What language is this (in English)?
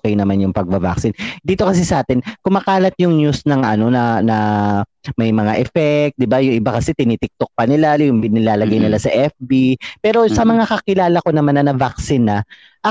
Filipino